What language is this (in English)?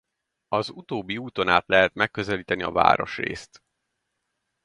Hungarian